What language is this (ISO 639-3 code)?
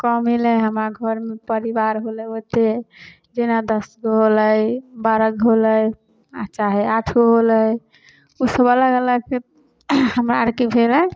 mai